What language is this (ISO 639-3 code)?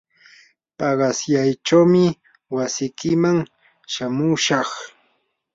qur